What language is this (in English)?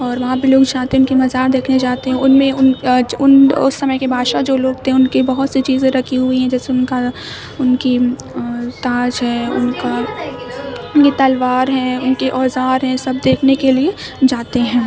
Urdu